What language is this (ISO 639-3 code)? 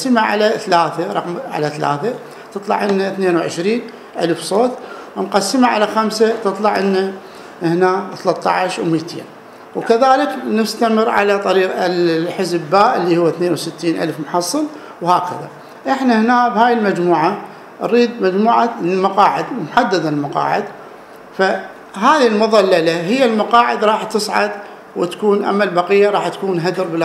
ara